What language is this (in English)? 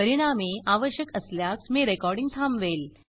Marathi